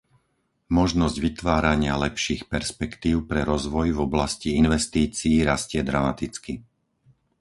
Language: Slovak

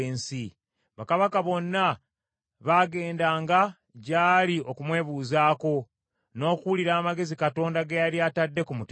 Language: Ganda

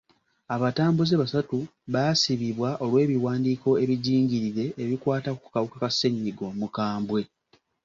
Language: Ganda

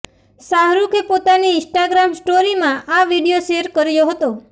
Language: Gujarati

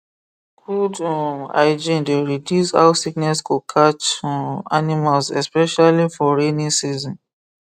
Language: Nigerian Pidgin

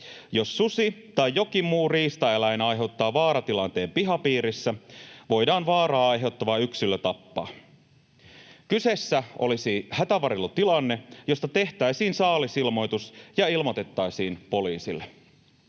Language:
Finnish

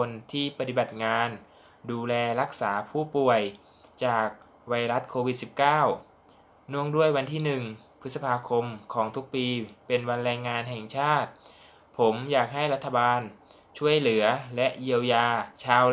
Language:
Thai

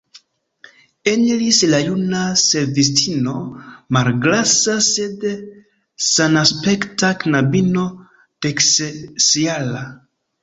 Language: Esperanto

